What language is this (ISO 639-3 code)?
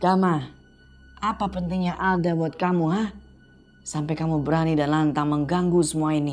ind